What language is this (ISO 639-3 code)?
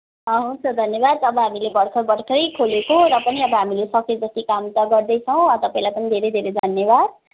nep